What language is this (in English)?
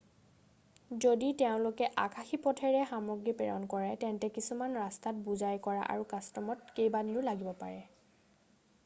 Assamese